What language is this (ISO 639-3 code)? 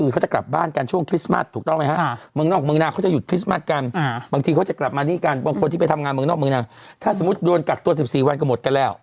tha